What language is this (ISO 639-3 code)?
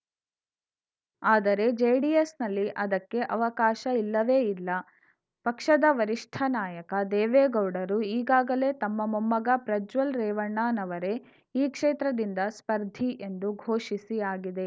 kan